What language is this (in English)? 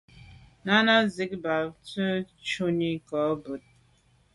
Medumba